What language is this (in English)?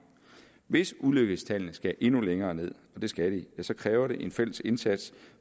Danish